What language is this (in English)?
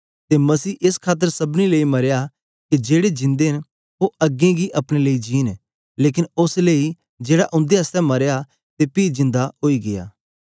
Dogri